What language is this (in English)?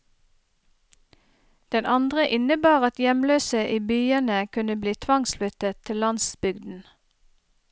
Norwegian